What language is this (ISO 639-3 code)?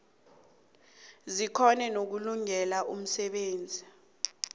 nbl